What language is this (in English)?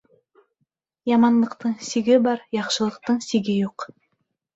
Bashkir